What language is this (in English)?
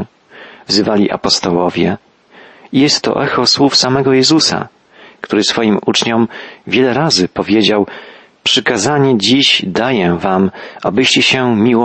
Polish